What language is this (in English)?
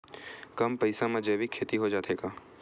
Chhattisgarhi